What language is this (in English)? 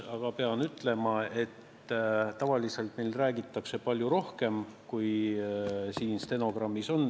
Estonian